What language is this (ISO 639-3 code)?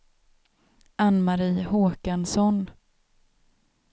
swe